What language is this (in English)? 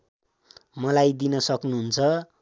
Nepali